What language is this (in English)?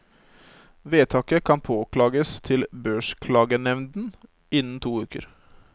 Norwegian